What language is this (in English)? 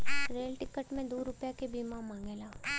Bhojpuri